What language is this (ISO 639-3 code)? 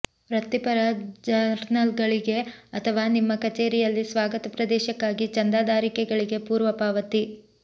kan